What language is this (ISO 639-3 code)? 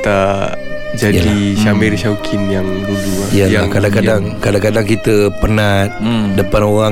msa